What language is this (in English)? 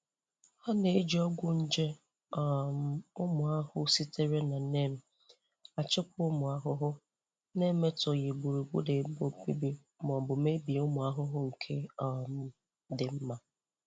Igbo